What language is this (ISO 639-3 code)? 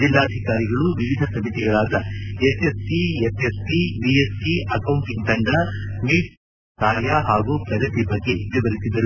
kan